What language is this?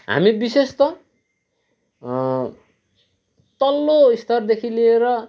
Nepali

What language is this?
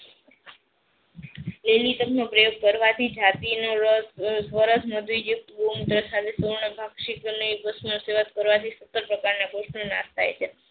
Gujarati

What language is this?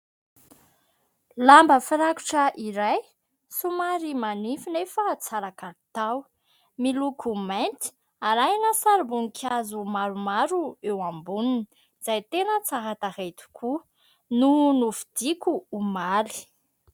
Malagasy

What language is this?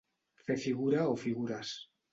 Catalan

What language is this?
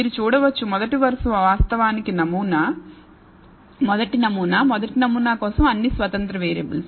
Telugu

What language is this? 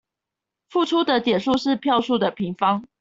Chinese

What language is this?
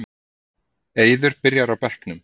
Icelandic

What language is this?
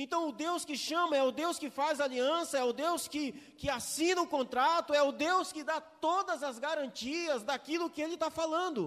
Portuguese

